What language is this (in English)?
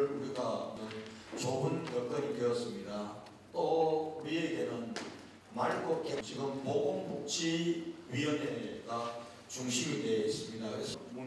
Korean